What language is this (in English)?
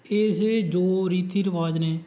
Punjabi